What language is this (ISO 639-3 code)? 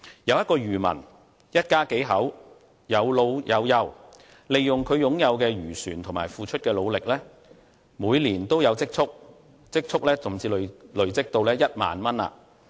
yue